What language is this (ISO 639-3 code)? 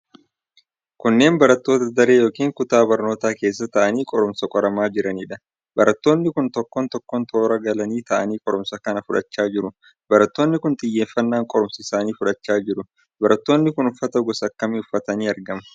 orm